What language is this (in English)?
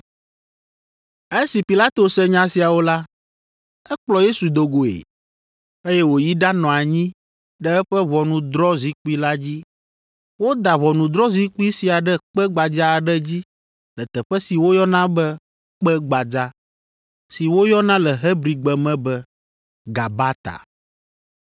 Ewe